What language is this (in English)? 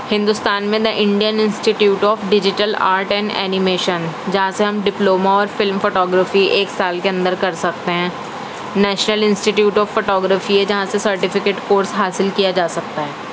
Urdu